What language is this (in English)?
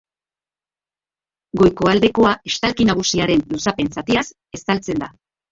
Basque